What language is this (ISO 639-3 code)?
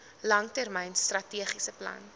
afr